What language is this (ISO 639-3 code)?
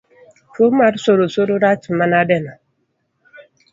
luo